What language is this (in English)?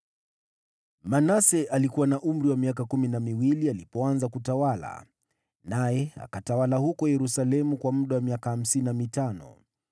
Swahili